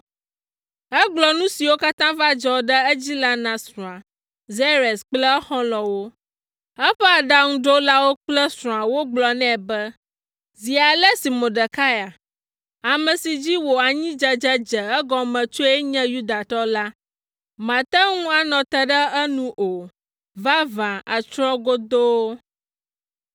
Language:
Ewe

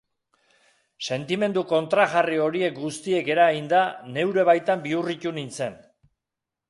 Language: Basque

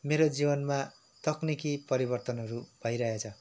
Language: Nepali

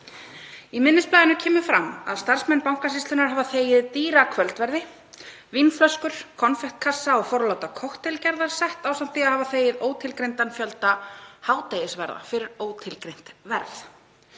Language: Icelandic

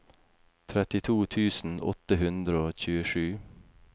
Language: Norwegian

